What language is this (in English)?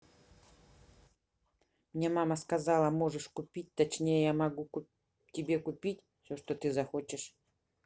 Russian